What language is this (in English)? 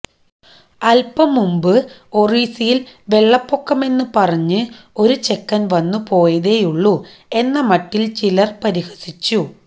Malayalam